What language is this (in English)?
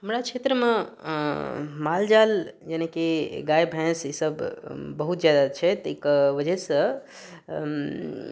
Maithili